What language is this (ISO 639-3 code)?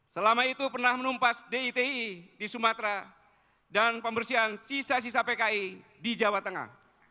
ind